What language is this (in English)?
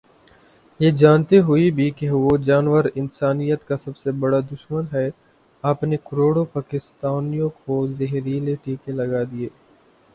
Urdu